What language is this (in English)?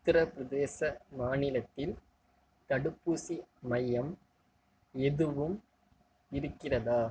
Tamil